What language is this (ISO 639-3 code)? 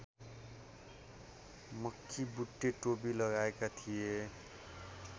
nep